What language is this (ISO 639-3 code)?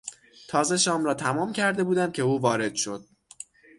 fas